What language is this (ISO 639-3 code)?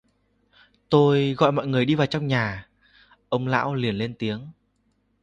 vie